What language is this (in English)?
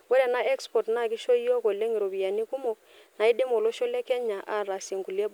Masai